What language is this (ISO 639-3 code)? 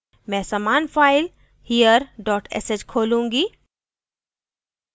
hin